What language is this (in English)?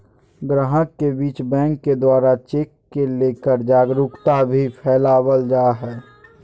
Magahi